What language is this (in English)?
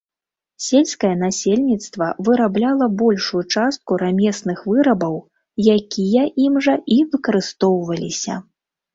Belarusian